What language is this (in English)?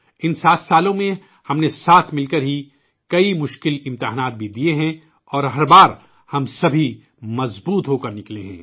Urdu